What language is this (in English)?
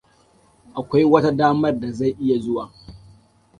Hausa